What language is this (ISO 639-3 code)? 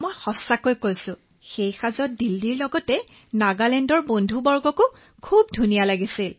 asm